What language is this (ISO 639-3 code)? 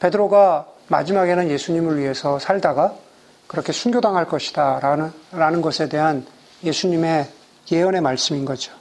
kor